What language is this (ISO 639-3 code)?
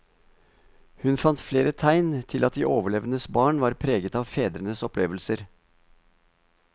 nor